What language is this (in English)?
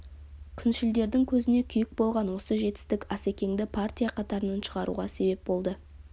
Kazakh